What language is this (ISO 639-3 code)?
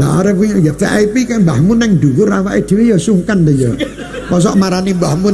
ind